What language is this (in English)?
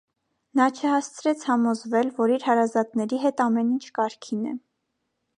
Armenian